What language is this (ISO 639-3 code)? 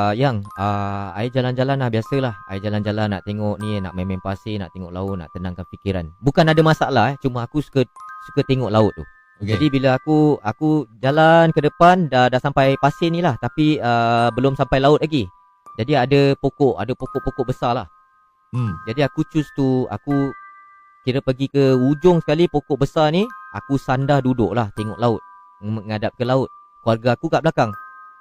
msa